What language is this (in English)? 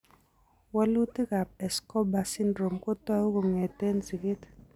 Kalenjin